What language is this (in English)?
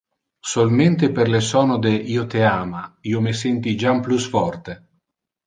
Interlingua